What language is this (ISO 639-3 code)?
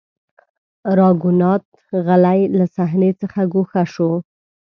pus